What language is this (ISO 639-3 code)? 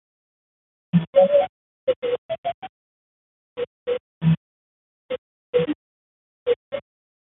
eus